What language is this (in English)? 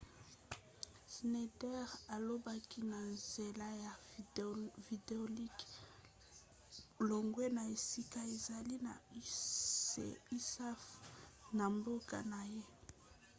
Lingala